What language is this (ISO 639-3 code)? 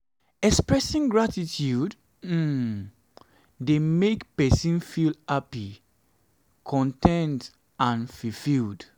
pcm